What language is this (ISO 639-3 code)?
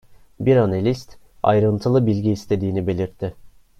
tur